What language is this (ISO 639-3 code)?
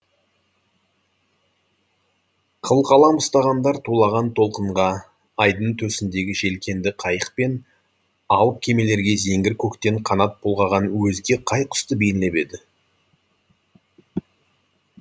kaz